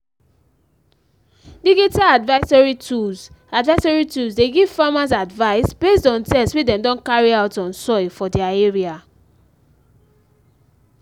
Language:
Nigerian Pidgin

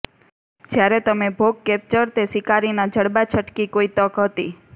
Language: Gujarati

